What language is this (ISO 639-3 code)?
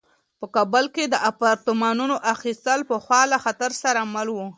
pus